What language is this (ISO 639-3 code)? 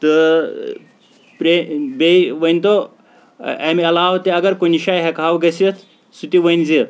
kas